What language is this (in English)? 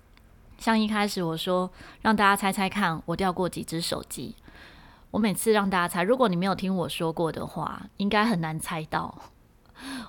Chinese